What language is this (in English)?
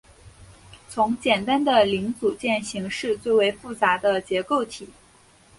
Chinese